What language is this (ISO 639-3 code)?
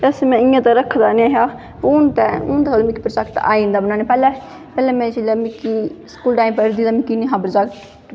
doi